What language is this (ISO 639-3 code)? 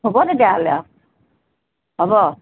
asm